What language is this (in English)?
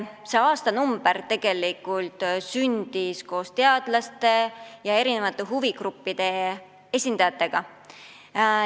Estonian